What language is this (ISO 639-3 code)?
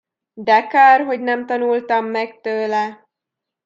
hun